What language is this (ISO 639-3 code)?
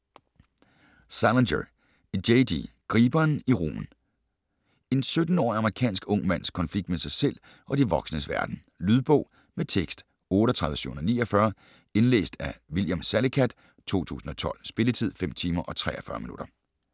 dan